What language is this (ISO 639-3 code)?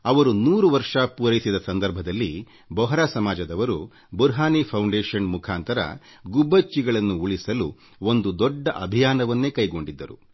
kan